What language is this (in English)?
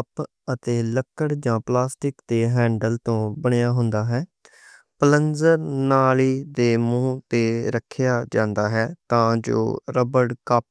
Western Panjabi